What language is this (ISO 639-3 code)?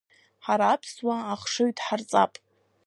abk